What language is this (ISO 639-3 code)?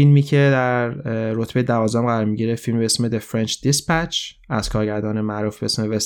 fas